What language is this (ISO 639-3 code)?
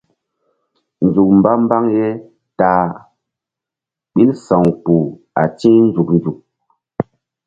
mdd